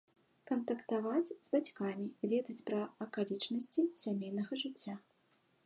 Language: Belarusian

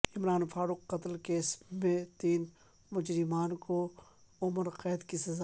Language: Urdu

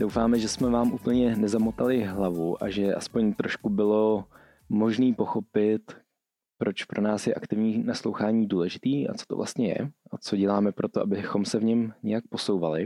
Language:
Czech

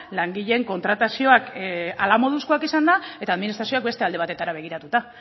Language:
Basque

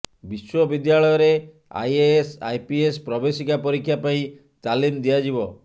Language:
Odia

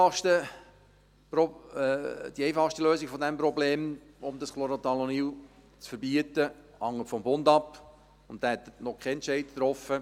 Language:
Swiss German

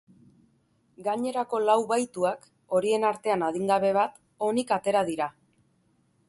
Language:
Basque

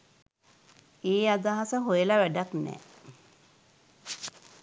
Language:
Sinhala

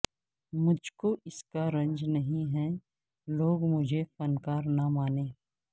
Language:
Urdu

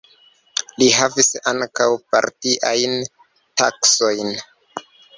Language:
Esperanto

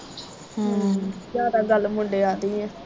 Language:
Punjabi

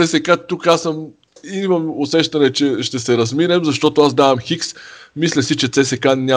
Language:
Bulgarian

